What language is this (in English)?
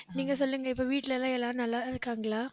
Tamil